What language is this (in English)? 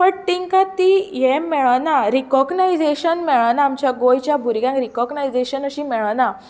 Konkani